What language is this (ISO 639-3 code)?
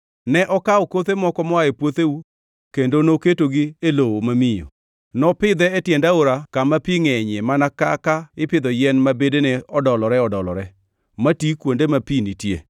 luo